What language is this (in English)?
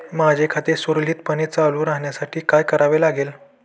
Marathi